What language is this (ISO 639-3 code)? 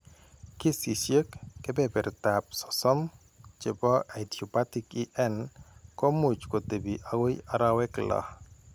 kln